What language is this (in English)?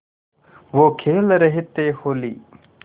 Hindi